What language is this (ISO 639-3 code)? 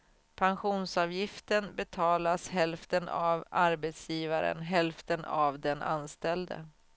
swe